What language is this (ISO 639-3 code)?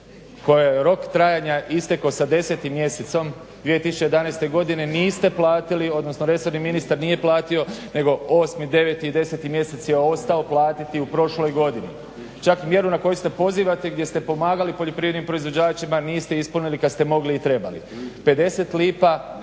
hrv